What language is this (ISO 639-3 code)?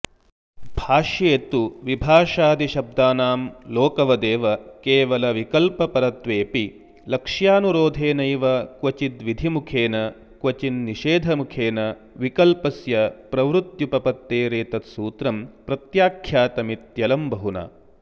san